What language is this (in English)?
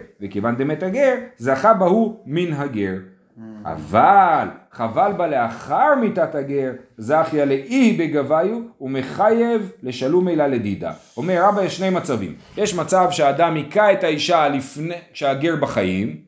Hebrew